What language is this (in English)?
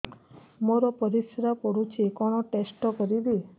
Odia